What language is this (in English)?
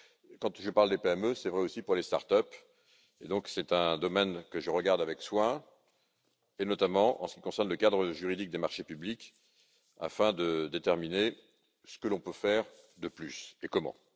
French